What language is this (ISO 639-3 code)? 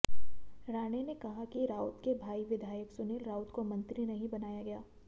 hin